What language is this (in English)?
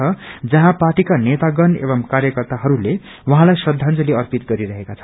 Nepali